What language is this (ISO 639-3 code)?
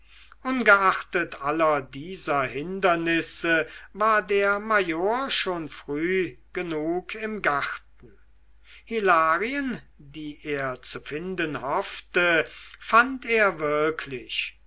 deu